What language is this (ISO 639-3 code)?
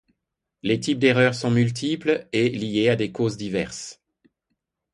fra